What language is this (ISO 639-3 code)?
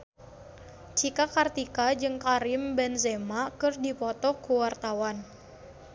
sun